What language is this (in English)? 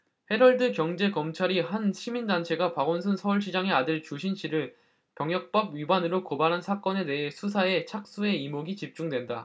Korean